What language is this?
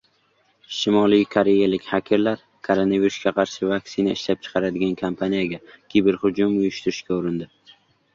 Uzbek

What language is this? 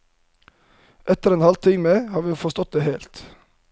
Norwegian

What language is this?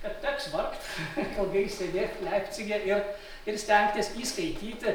Lithuanian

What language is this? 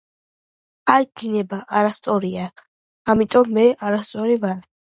Georgian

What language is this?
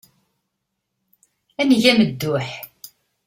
Kabyle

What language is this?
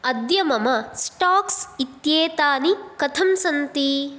Sanskrit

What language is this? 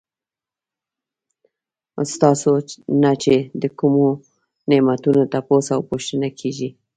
Pashto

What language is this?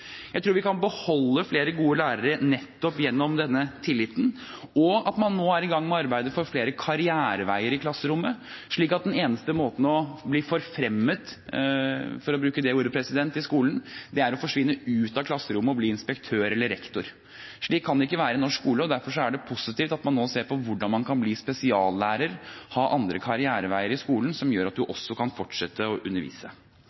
Norwegian Bokmål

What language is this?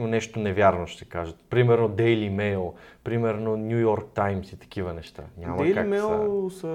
Bulgarian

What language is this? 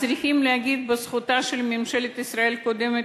Hebrew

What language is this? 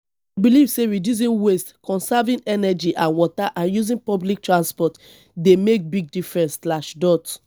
Nigerian Pidgin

